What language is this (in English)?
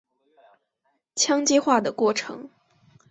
Chinese